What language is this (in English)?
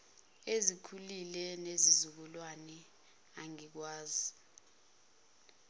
Zulu